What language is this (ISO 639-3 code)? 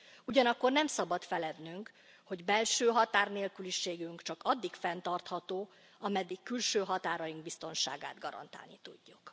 hun